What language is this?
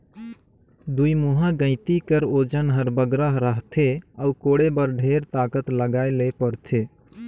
Chhattisgarhi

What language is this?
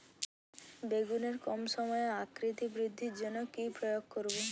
Bangla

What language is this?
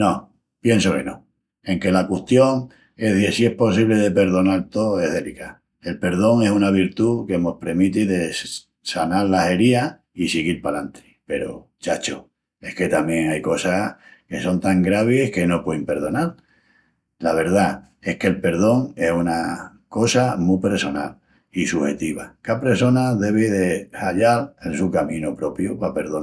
Extremaduran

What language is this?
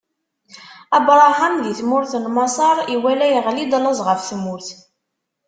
Kabyle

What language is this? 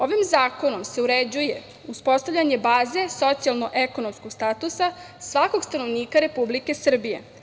Serbian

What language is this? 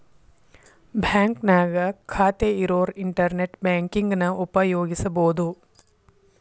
Kannada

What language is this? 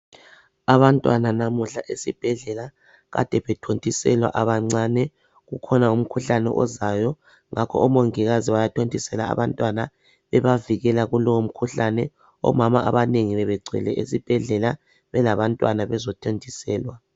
North Ndebele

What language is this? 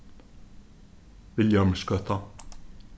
Faroese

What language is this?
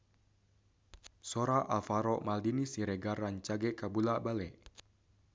Sundanese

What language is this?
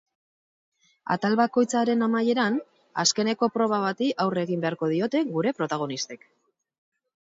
Basque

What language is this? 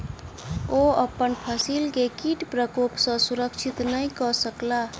Maithili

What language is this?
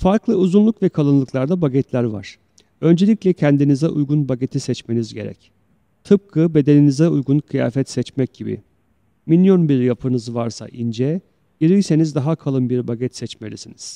Turkish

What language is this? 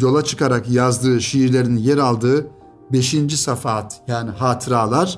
Turkish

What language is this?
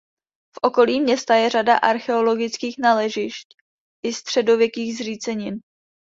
Czech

